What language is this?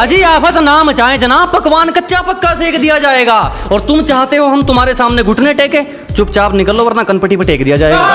Hindi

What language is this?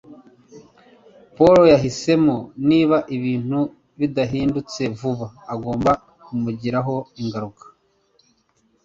Kinyarwanda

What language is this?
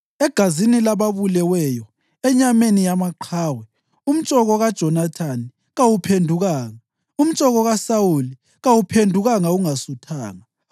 North Ndebele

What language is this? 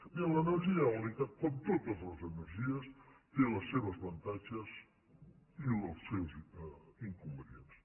Catalan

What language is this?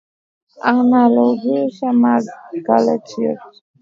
Swahili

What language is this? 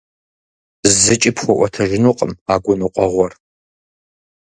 Kabardian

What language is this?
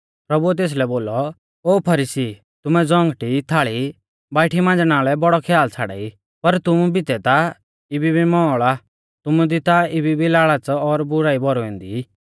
Mahasu Pahari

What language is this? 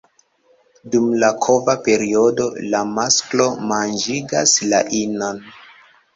Esperanto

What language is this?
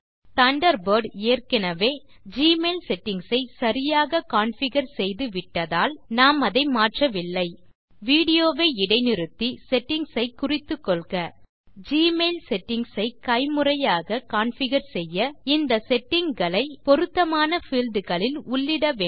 Tamil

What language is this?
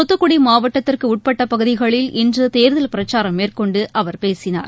Tamil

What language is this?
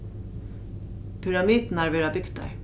Faroese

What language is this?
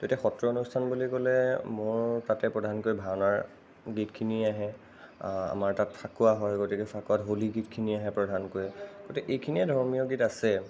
Assamese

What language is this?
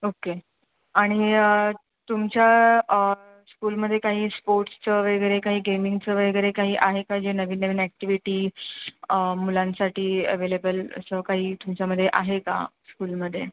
Marathi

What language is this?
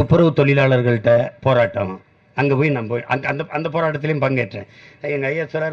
Tamil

